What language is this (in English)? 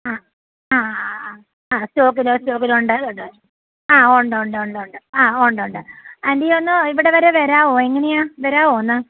Malayalam